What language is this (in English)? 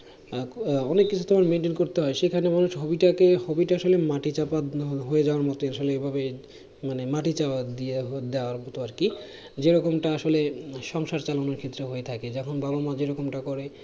Bangla